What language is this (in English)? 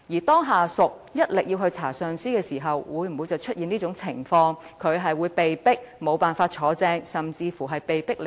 Cantonese